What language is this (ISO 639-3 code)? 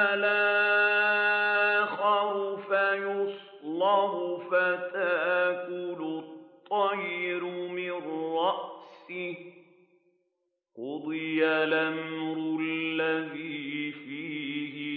ara